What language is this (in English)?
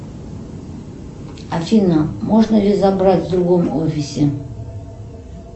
Russian